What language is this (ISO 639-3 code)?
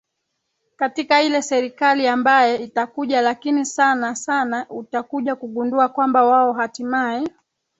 swa